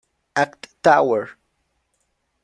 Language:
Spanish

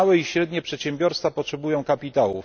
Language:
Polish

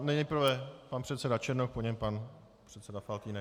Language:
Czech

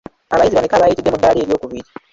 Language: Ganda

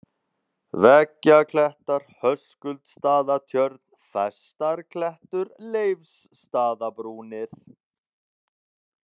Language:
Icelandic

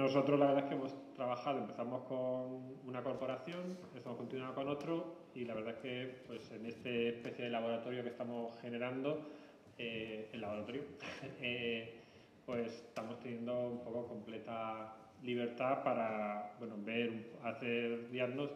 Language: Spanish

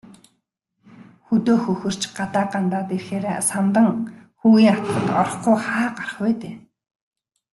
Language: Mongolian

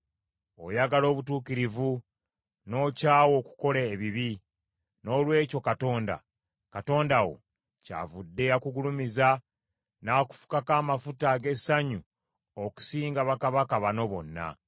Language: Ganda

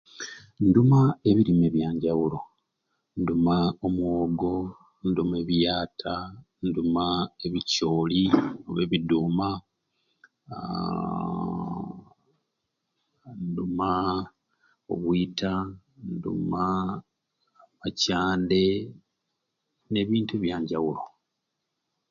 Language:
Ruuli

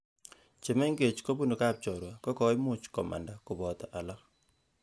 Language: Kalenjin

